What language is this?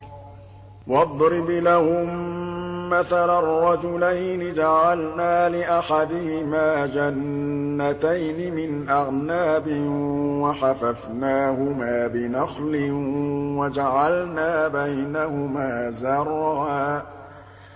Arabic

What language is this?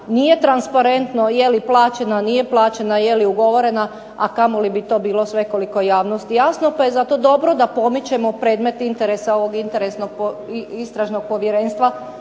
Croatian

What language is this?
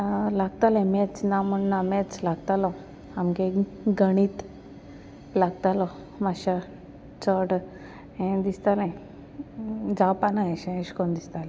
Konkani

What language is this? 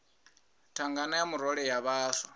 Venda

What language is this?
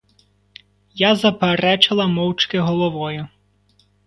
Ukrainian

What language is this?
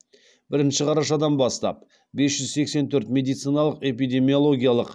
Kazakh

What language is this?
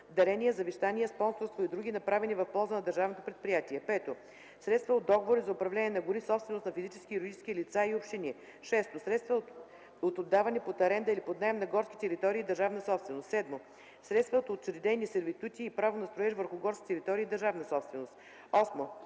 Bulgarian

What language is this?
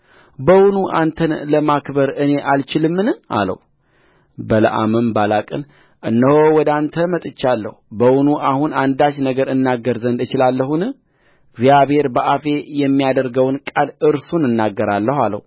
Amharic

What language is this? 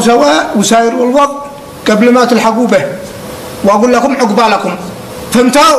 Arabic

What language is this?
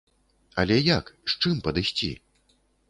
Belarusian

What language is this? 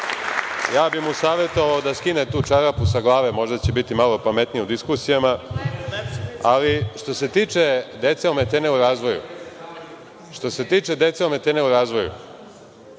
Serbian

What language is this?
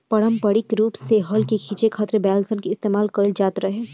Bhojpuri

